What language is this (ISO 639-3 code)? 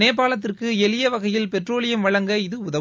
tam